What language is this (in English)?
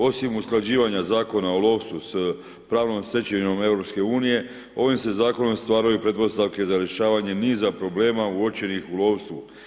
Croatian